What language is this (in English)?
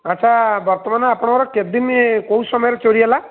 Odia